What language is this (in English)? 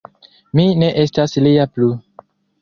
Esperanto